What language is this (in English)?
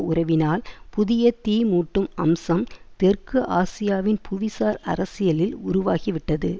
Tamil